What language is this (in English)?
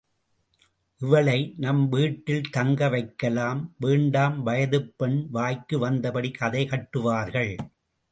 Tamil